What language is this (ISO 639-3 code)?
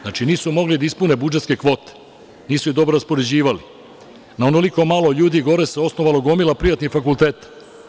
srp